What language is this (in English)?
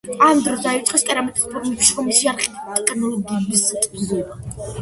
Georgian